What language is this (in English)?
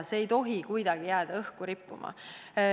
Estonian